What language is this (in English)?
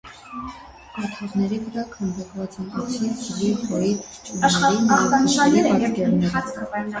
Armenian